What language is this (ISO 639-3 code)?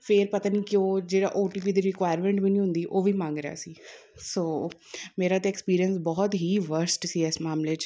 pan